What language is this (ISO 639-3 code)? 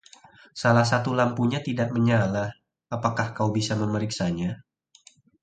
ind